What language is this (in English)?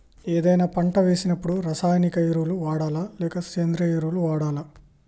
Telugu